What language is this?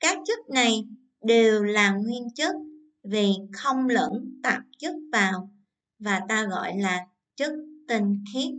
Vietnamese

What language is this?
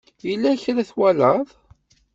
Kabyle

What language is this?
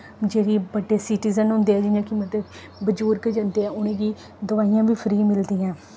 Dogri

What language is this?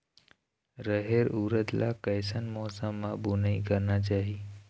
Chhattisgarhi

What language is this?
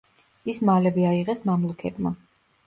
Georgian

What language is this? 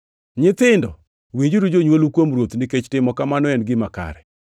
Luo (Kenya and Tanzania)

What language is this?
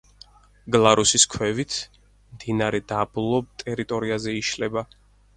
Georgian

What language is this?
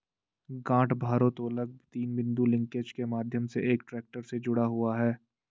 Hindi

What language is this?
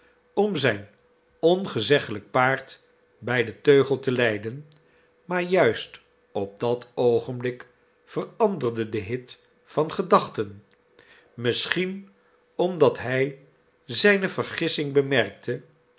Dutch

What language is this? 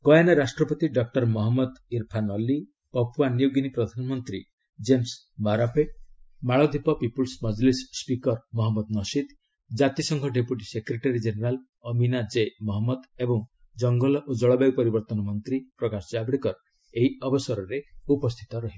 Odia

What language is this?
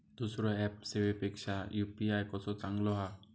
Marathi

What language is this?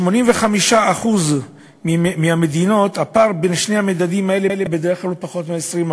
Hebrew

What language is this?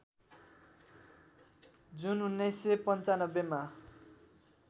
Nepali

